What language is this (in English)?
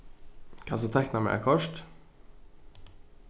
Faroese